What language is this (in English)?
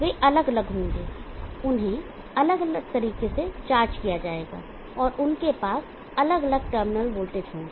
Hindi